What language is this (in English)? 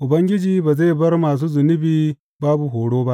Hausa